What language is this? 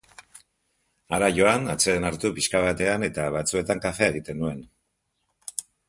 Basque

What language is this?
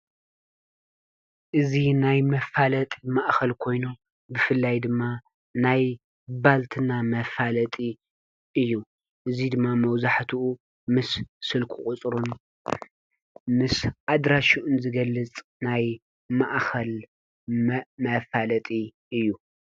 Tigrinya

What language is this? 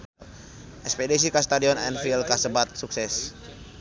Sundanese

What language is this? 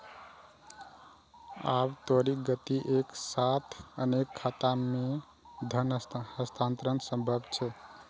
Maithili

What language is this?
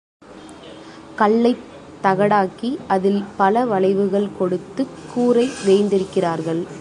Tamil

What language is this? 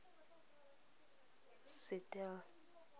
Tswana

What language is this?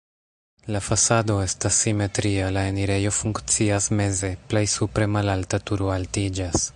Esperanto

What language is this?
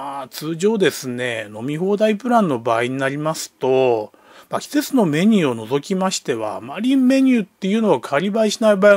Japanese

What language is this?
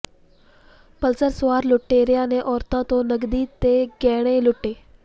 Punjabi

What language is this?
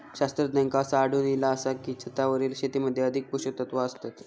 Marathi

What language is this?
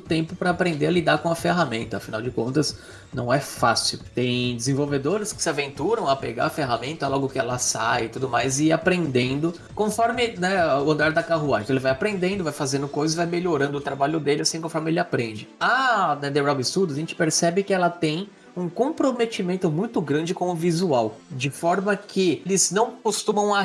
Portuguese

